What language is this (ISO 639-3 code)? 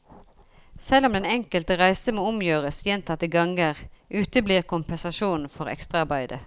nor